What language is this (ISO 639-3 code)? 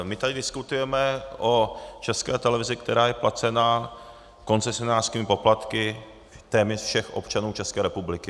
ces